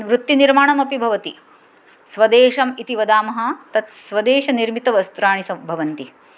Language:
Sanskrit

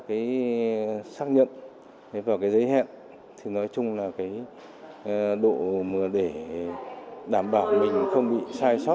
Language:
Vietnamese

